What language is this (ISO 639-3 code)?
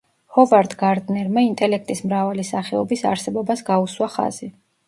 kat